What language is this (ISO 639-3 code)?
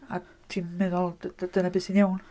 cym